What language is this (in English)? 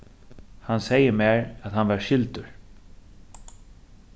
Faroese